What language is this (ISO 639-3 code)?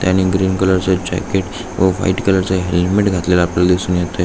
mar